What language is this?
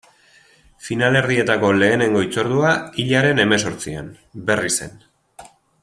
Basque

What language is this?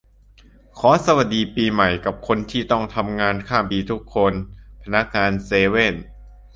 Thai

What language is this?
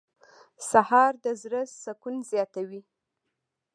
Pashto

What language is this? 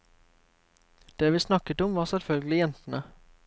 Norwegian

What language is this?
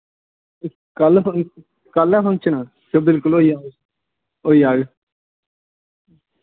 Dogri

